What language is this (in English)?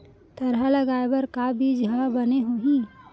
Chhattisgarhi